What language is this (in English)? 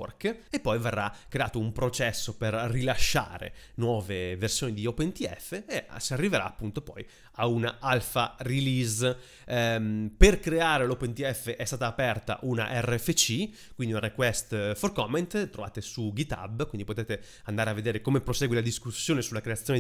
Italian